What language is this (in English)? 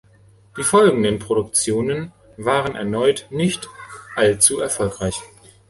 German